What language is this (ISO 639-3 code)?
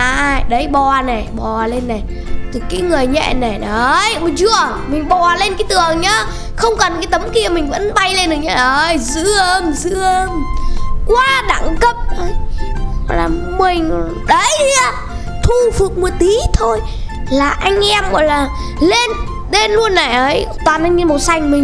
vie